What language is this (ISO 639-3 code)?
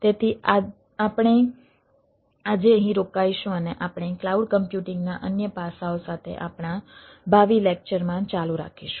guj